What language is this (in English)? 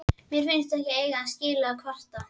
Icelandic